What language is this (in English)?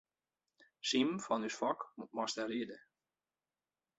Western Frisian